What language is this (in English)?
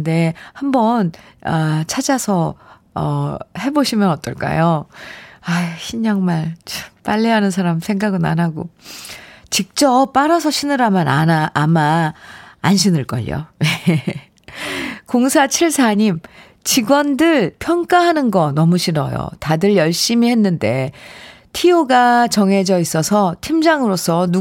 Korean